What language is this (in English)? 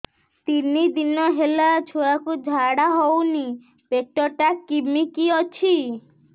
Odia